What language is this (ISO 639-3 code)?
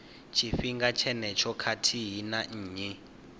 ven